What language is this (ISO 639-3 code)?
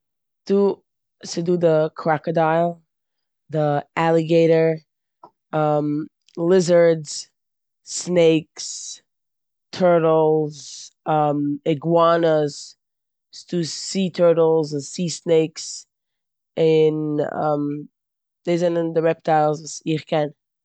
yid